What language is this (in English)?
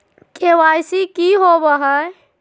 Magahi